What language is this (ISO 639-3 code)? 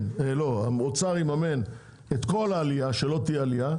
heb